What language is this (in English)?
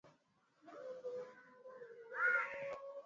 Swahili